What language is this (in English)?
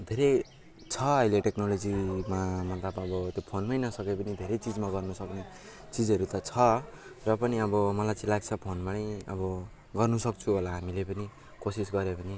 Nepali